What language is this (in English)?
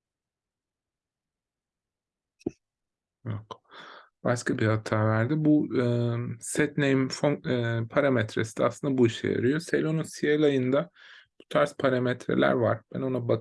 Turkish